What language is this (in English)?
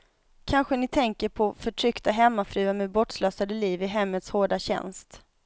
Swedish